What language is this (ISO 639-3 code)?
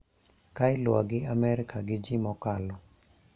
luo